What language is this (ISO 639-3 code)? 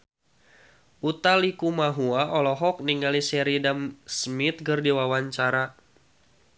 sun